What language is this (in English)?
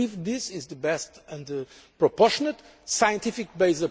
English